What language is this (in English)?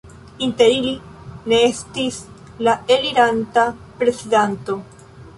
Esperanto